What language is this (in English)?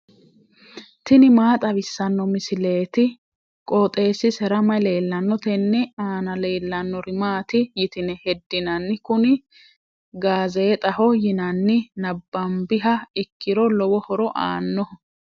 Sidamo